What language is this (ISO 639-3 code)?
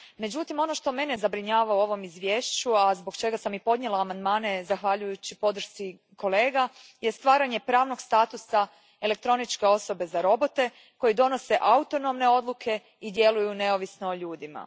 hrv